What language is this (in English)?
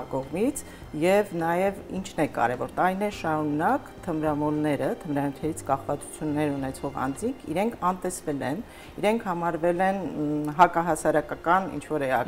Turkish